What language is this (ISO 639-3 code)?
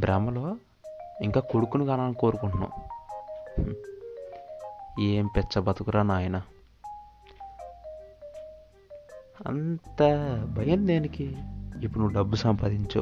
tel